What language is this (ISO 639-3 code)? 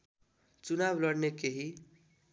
nep